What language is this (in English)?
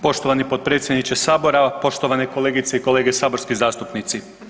Croatian